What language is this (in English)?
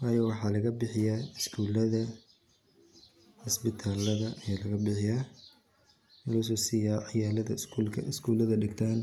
Somali